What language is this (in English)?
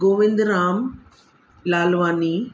Sindhi